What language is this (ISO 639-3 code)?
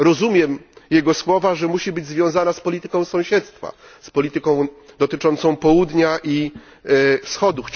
pol